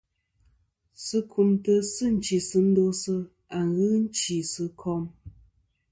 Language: Kom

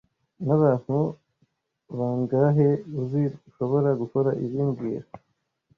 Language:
Kinyarwanda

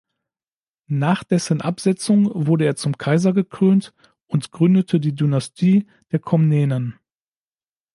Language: German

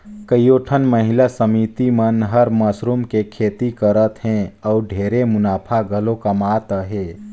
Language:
Chhattisgarhi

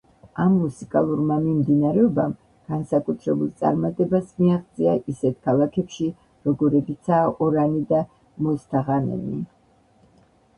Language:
Georgian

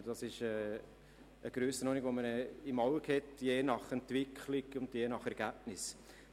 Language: Swiss German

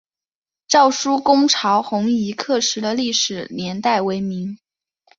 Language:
Chinese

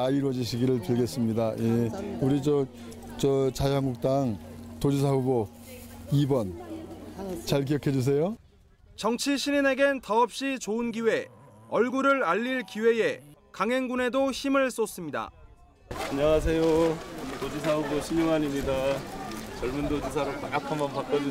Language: Korean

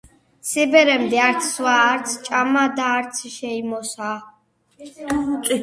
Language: Georgian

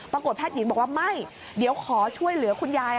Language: Thai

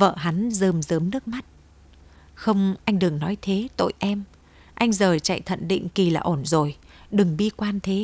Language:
Vietnamese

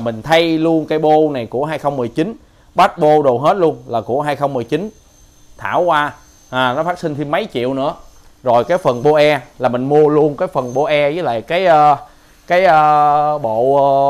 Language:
Vietnamese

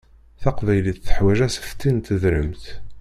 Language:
Kabyle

